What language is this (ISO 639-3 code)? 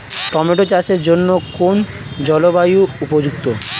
ben